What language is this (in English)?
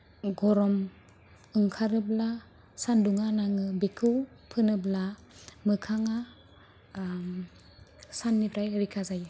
Bodo